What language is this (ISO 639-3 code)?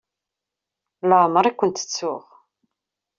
kab